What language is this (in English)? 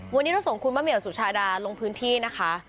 Thai